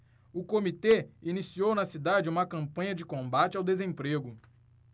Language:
Portuguese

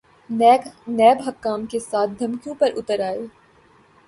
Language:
Urdu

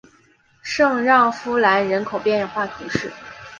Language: Chinese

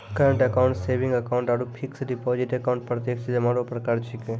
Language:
Maithili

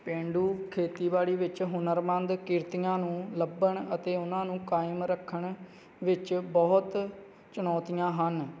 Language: Punjabi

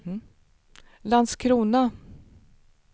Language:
Swedish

